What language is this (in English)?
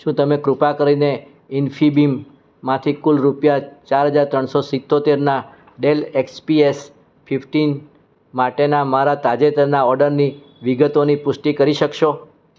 Gujarati